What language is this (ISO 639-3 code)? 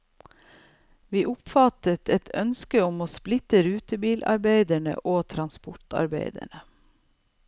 nor